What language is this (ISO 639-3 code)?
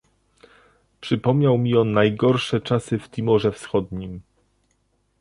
pol